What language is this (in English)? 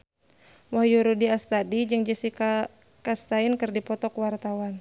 Sundanese